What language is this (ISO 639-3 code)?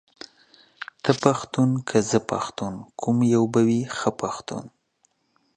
pus